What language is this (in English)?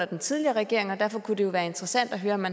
Danish